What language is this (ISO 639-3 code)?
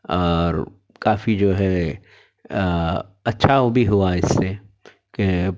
urd